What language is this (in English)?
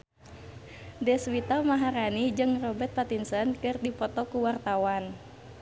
Sundanese